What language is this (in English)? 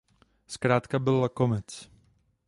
Czech